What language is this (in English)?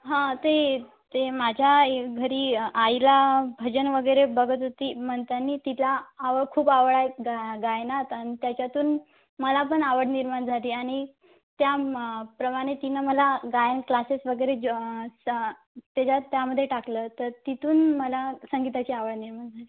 Marathi